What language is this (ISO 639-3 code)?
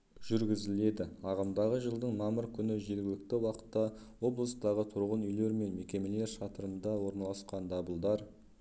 kaz